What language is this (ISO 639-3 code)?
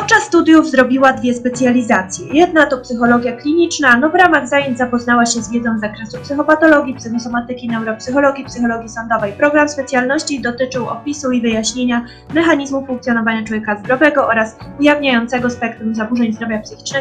pol